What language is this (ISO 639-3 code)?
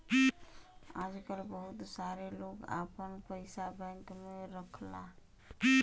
bho